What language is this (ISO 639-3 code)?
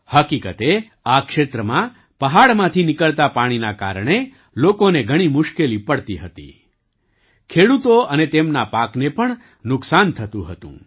guj